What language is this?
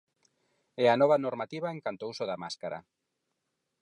Galician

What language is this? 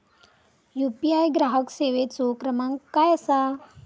Marathi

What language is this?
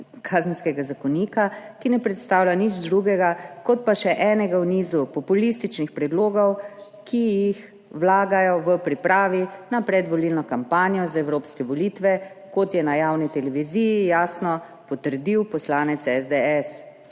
Slovenian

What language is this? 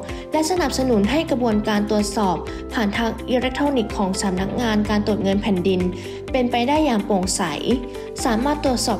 Thai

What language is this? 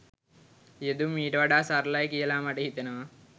Sinhala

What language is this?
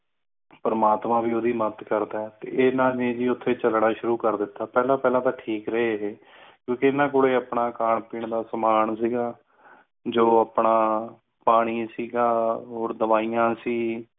Punjabi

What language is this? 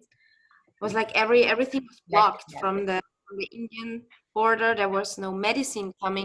English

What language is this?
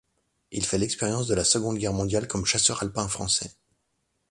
French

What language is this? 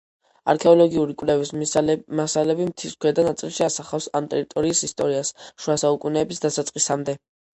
Georgian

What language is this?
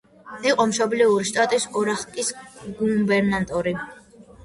Georgian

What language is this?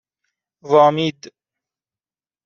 Persian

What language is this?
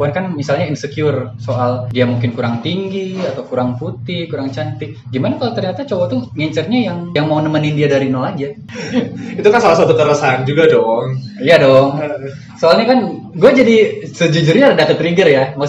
Indonesian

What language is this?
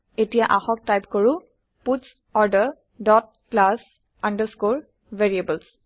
Assamese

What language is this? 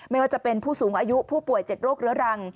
Thai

